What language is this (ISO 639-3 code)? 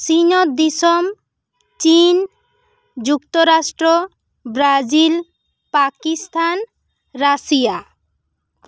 sat